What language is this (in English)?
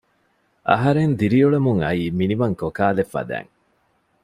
Divehi